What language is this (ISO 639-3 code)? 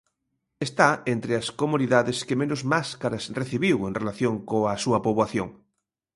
glg